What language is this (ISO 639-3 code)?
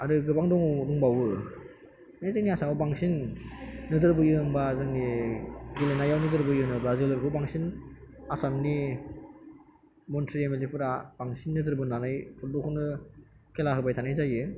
brx